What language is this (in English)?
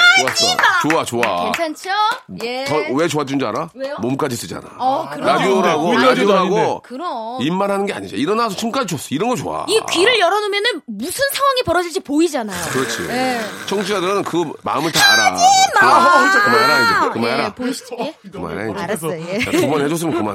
Korean